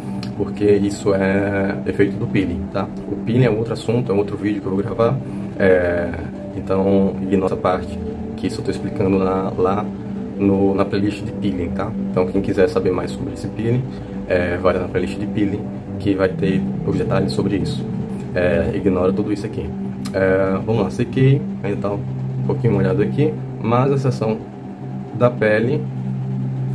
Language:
Portuguese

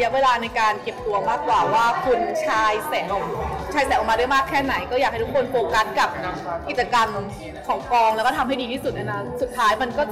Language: Thai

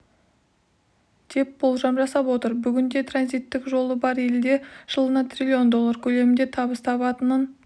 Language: Kazakh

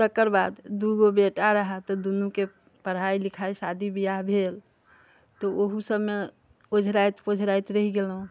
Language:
Maithili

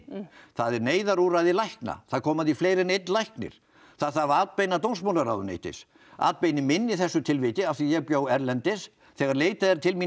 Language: Icelandic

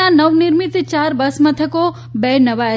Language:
Gujarati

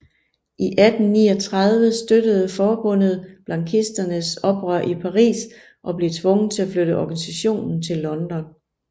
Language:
Danish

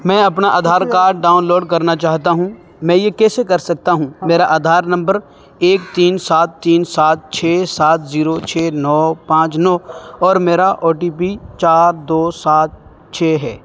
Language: Urdu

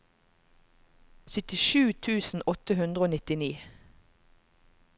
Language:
Norwegian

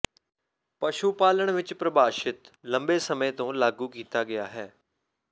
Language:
Punjabi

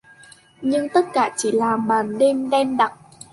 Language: Vietnamese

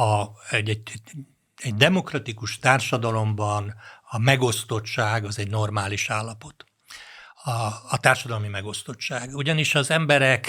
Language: Hungarian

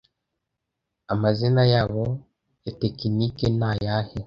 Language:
Kinyarwanda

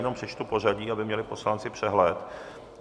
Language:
Czech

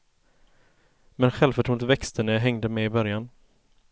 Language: Swedish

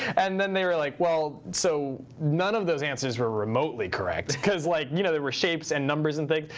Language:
English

